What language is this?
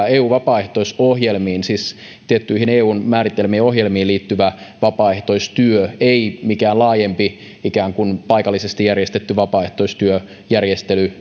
Finnish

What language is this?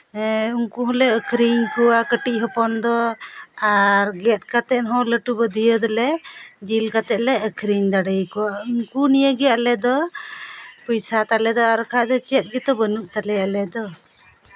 Santali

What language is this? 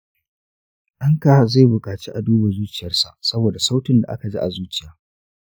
Hausa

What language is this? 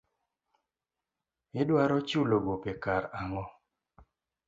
Luo (Kenya and Tanzania)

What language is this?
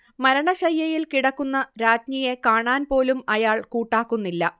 Malayalam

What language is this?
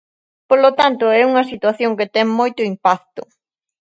Galician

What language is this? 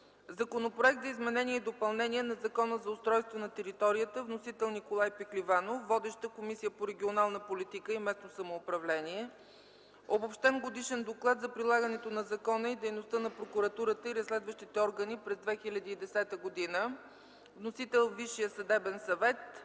Bulgarian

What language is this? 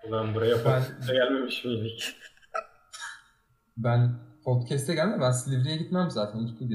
Turkish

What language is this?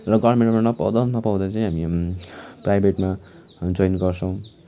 Nepali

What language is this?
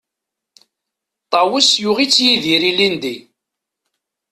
Kabyle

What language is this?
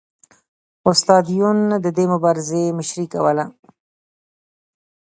Pashto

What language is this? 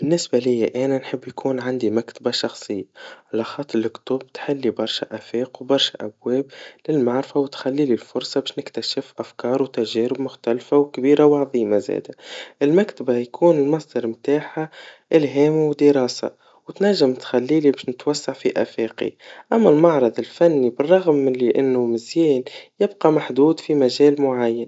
Tunisian Arabic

